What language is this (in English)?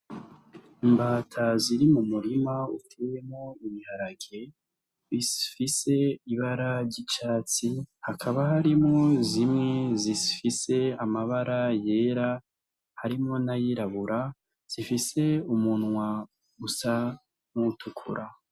Rundi